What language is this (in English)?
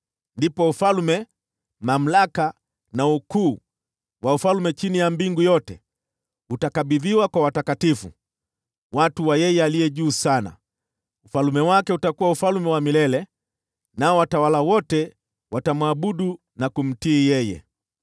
Swahili